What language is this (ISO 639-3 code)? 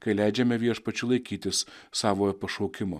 lit